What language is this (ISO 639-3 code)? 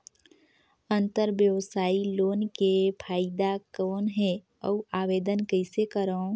hne